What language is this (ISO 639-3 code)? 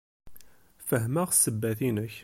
kab